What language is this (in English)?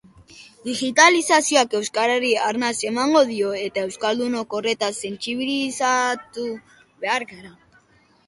Basque